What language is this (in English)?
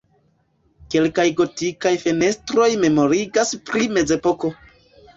Esperanto